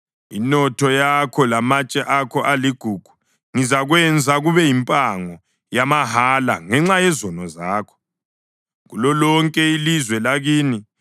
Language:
North Ndebele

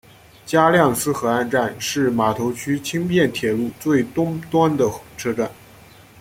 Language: Chinese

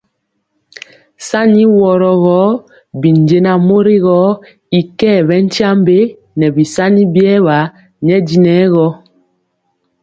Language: Mpiemo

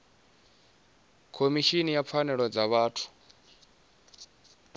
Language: Venda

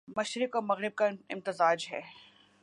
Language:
Urdu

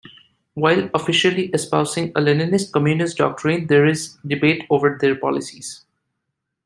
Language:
English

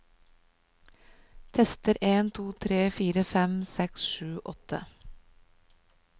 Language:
Norwegian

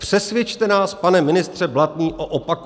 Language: Czech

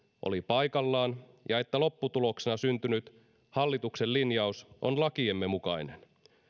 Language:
Finnish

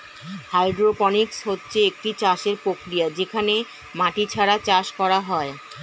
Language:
Bangla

